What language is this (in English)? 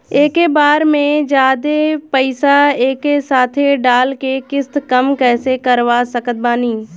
Bhojpuri